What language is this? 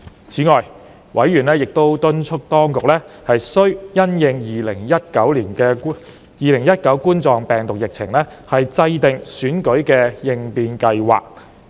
Cantonese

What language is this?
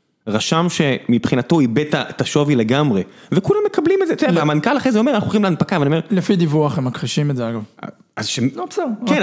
Hebrew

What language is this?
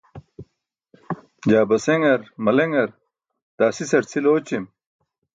Burushaski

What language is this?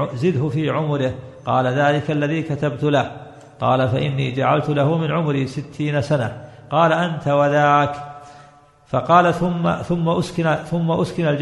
Arabic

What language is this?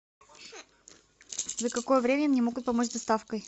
Russian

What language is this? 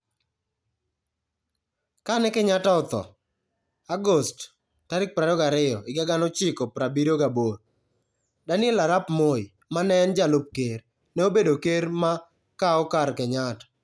Luo (Kenya and Tanzania)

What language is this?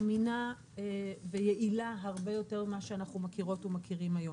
Hebrew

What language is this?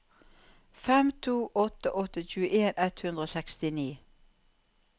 Norwegian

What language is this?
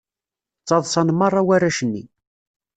Kabyle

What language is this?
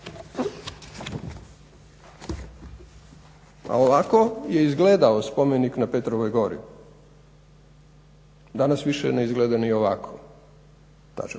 Croatian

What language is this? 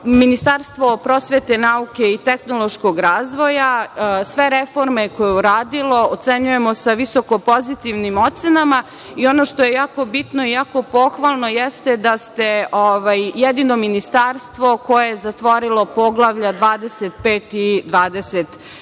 Serbian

